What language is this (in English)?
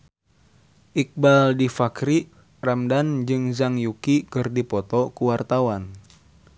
Sundanese